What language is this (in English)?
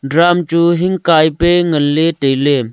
Wancho Naga